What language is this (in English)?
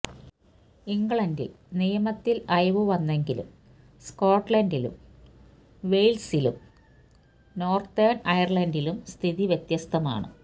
Malayalam